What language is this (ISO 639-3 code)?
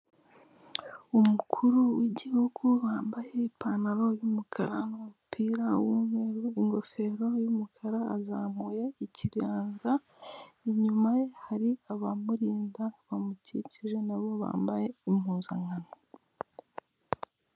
kin